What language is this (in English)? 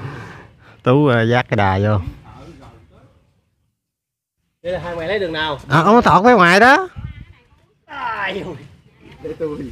Vietnamese